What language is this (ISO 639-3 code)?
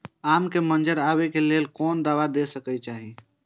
mai